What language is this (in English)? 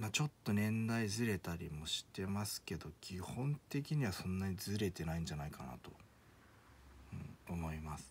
Japanese